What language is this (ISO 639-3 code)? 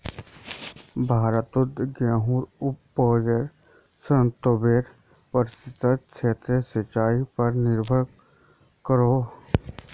mag